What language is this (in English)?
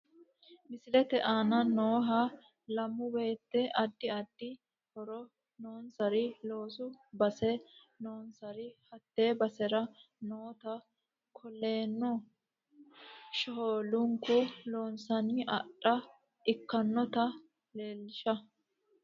Sidamo